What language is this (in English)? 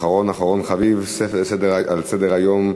Hebrew